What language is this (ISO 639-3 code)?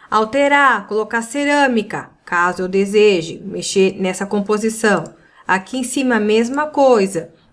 por